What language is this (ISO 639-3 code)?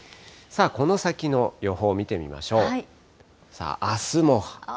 jpn